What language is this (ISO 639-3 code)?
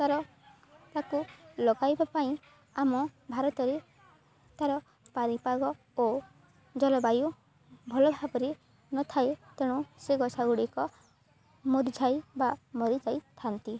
ori